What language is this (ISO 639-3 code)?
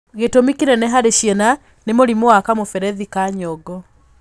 kik